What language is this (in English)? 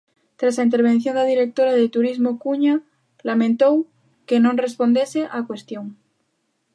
Galician